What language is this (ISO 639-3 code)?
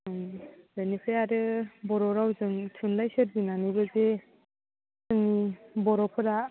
brx